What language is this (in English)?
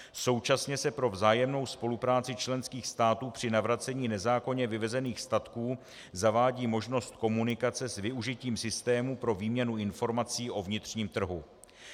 Czech